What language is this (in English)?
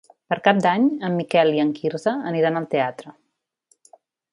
Catalan